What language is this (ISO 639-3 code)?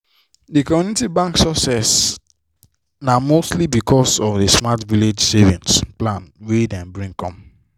pcm